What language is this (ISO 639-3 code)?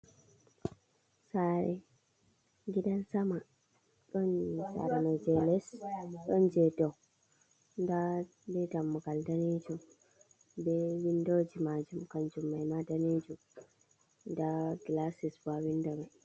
ful